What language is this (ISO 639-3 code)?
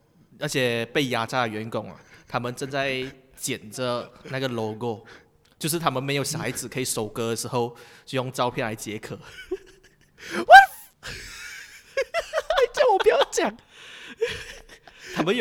zho